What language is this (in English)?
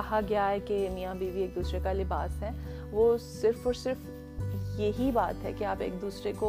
Urdu